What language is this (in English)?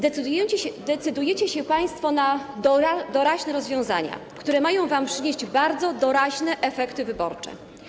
Polish